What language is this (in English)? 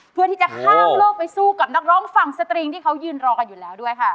Thai